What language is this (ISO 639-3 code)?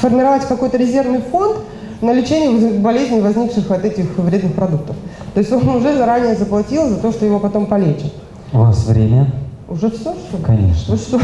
rus